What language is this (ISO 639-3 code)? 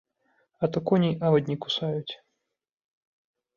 bel